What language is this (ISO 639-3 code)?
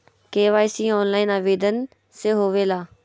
mag